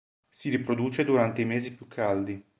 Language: Italian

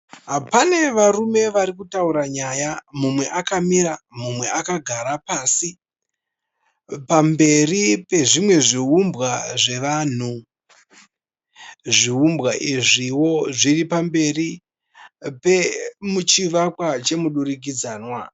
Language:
Shona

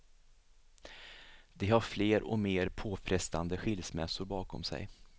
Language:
Swedish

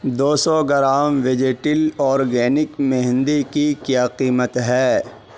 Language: Urdu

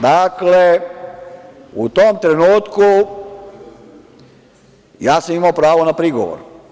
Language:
Serbian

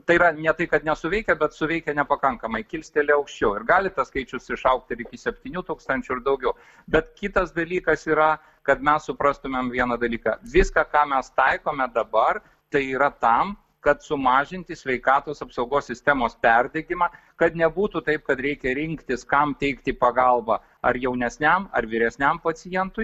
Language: Lithuanian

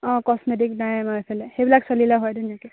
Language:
Assamese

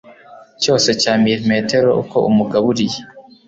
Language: Kinyarwanda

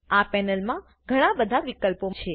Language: Gujarati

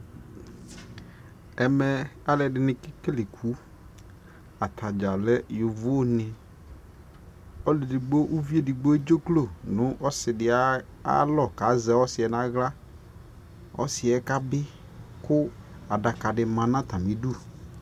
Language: Ikposo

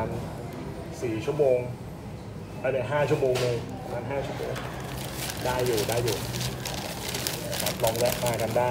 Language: Thai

